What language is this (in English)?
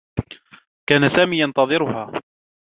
Arabic